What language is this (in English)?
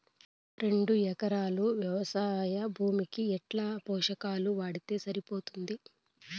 Telugu